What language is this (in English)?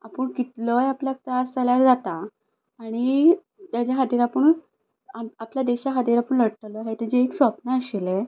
Konkani